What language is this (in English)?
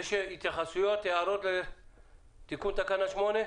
Hebrew